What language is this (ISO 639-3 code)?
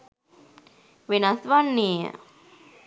sin